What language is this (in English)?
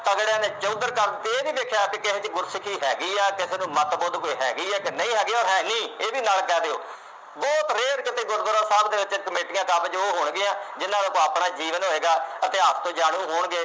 Punjabi